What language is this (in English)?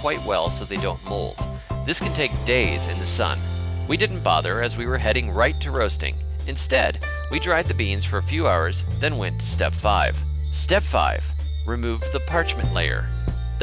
English